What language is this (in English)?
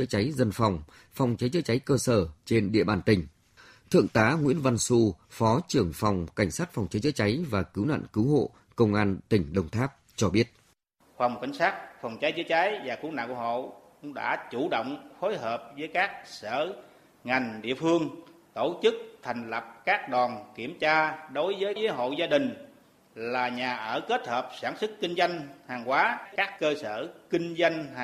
Vietnamese